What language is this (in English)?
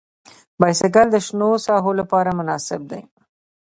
Pashto